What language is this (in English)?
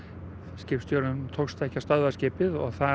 Icelandic